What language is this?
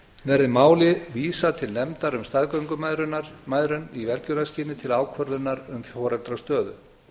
Icelandic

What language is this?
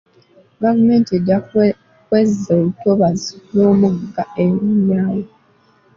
Ganda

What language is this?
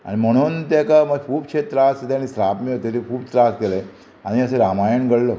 Konkani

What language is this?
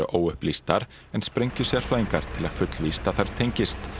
Icelandic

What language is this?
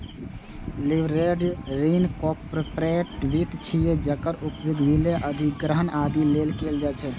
Maithili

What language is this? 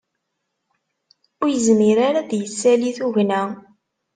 Kabyle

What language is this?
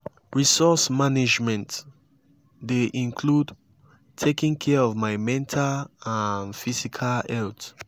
Nigerian Pidgin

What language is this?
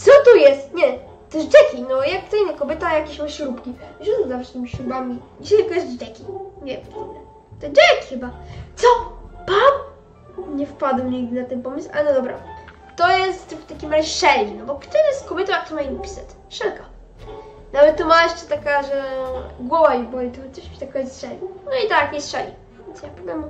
Polish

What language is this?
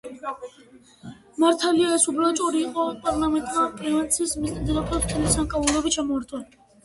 Georgian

